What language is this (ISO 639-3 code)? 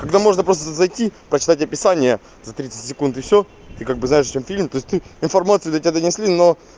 rus